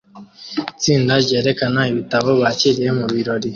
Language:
Kinyarwanda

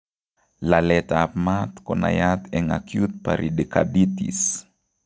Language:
Kalenjin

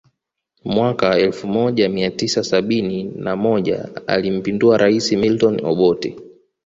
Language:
Swahili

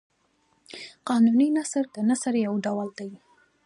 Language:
Pashto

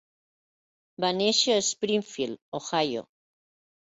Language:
Catalan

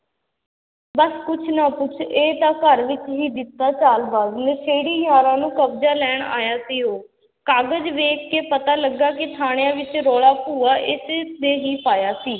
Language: Punjabi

